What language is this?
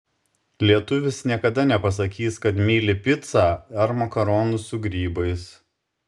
Lithuanian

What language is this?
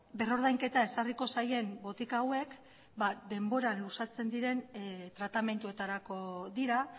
Basque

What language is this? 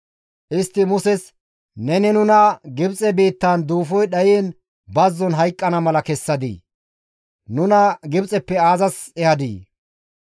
Gamo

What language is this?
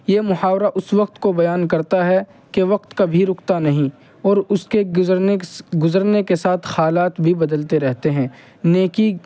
Urdu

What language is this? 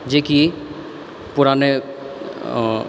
Maithili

